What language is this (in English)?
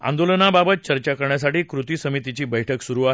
Marathi